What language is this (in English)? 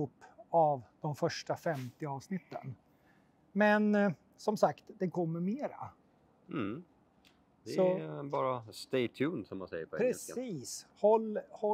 Swedish